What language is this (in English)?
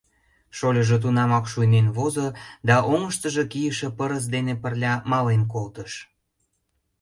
Mari